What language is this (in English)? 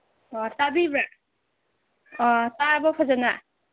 Manipuri